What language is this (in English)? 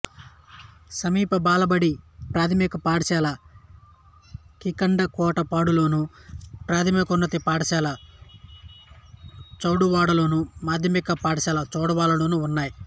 Telugu